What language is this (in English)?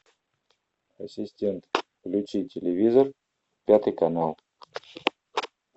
Russian